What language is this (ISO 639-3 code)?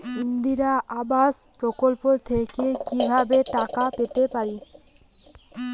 ben